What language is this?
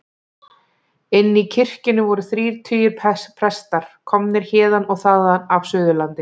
Icelandic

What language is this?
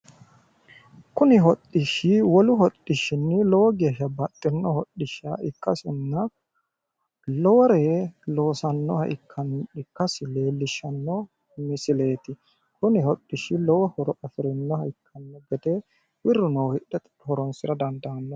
Sidamo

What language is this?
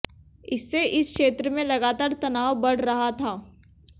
Hindi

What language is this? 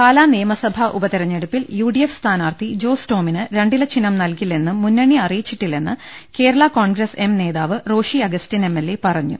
Malayalam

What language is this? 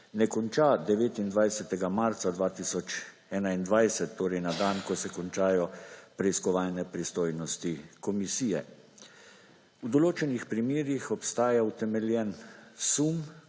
Slovenian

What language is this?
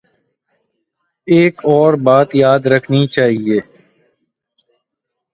Urdu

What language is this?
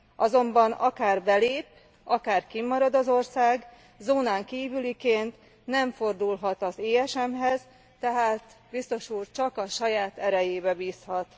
Hungarian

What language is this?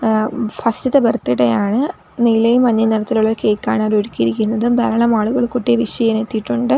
Malayalam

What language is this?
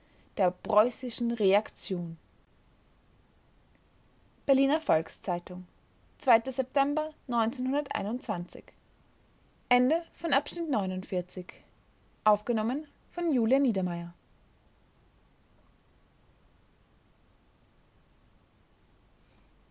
German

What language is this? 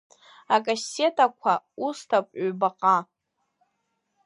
Abkhazian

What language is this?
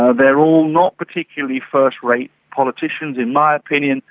English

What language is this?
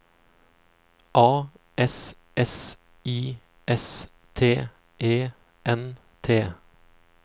Norwegian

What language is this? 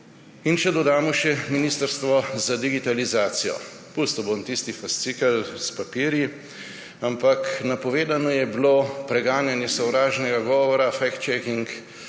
Slovenian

